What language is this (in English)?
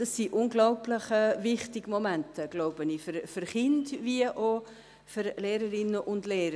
Swiss German